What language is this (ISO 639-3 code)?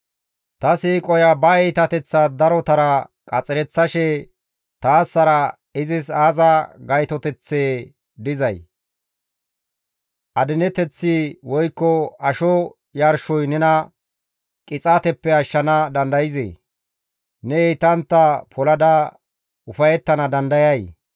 gmv